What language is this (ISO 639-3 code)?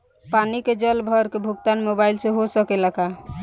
bho